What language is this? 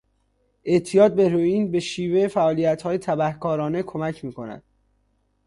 Persian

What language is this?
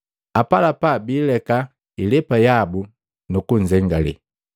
Matengo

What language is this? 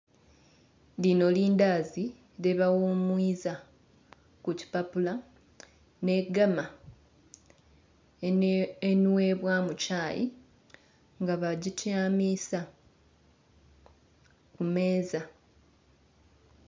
Soga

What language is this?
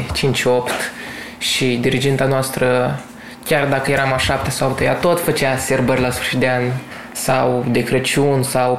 Romanian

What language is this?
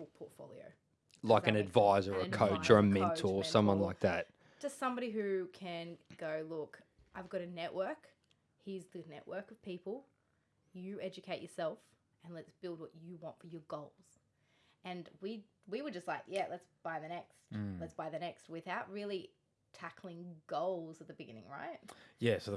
English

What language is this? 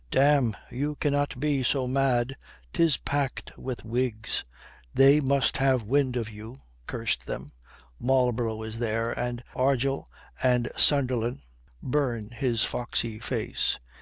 English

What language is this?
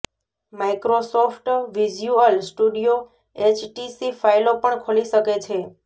Gujarati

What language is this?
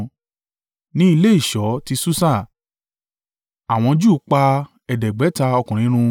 Yoruba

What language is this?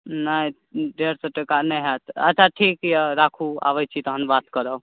Maithili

